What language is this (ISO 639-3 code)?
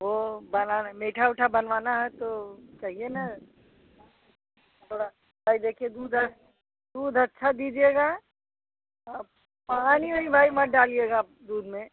hin